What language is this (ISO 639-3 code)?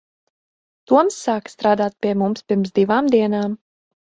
lav